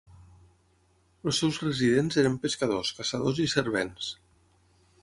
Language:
Catalan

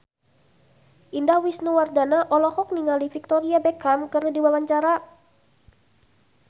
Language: Sundanese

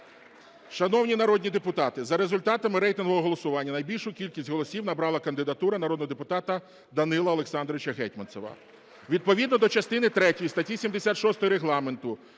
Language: Ukrainian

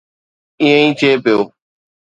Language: Sindhi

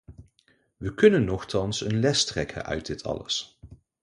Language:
Dutch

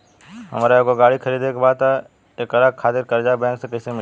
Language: Bhojpuri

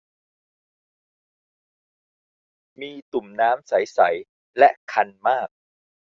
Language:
Thai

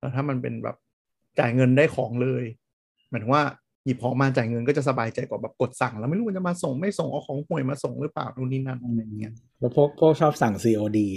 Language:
Thai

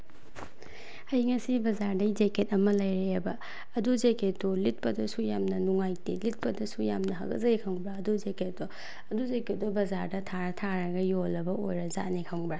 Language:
Manipuri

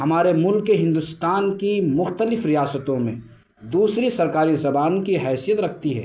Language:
Urdu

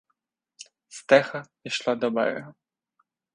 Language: Ukrainian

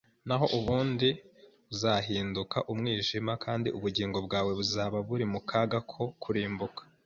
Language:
Kinyarwanda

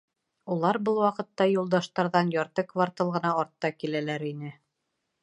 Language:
Bashkir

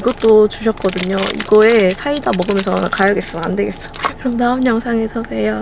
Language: Korean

